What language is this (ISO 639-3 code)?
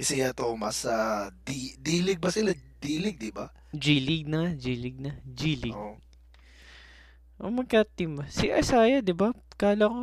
fil